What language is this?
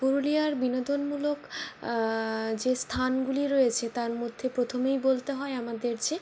Bangla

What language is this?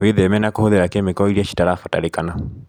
Kikuyu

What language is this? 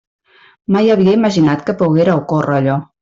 Catalan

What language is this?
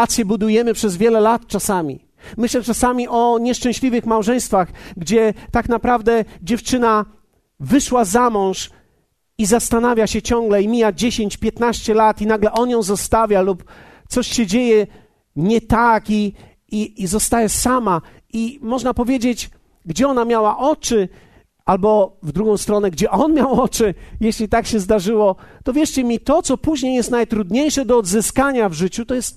Polish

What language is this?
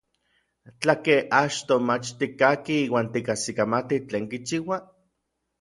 Orizaba Nahuatl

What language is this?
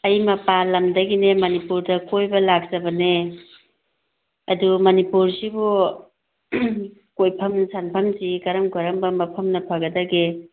Manipuri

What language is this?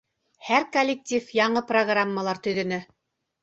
Bashkir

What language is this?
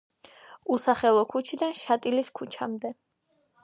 Georgian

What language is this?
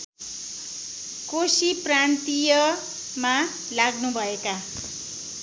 Nepali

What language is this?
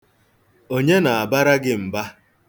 Igbo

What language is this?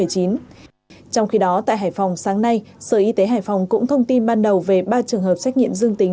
Vietnamese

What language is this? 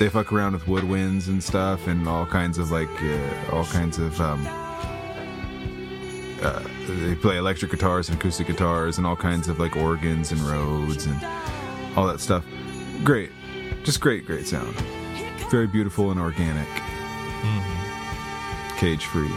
English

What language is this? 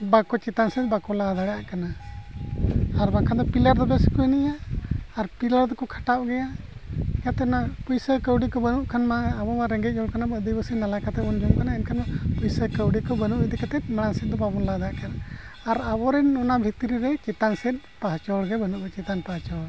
Santali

